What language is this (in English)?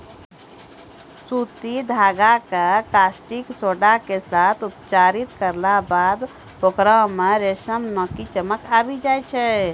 Maithili